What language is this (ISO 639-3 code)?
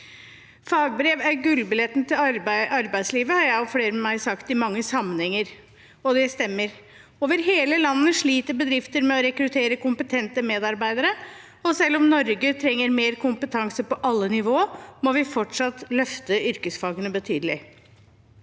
nor